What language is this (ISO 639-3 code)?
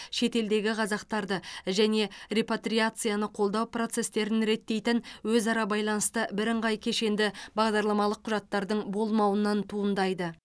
kaz